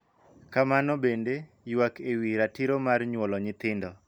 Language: Luo (Kenya and Tanzania)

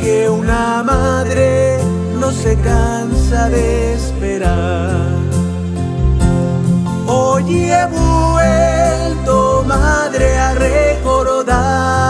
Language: Spanish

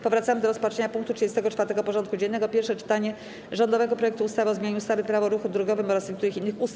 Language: Polish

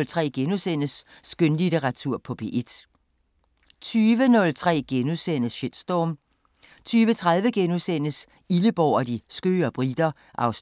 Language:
Danish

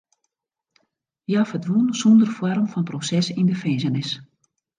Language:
Western Frisian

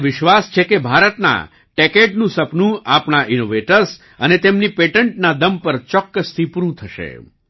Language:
Gujarati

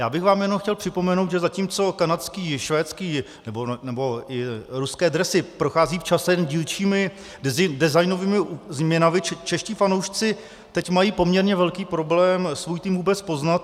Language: Czech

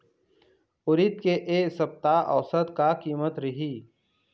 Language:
Chhattisgarhi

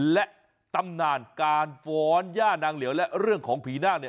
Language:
Thai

